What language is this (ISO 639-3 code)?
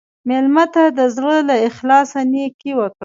pus